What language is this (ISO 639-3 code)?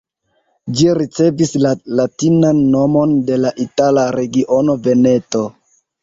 epo